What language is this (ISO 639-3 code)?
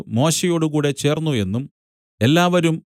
mal